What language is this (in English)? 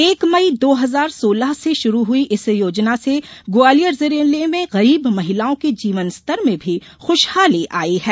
Hindi